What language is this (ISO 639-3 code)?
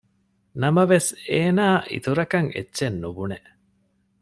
div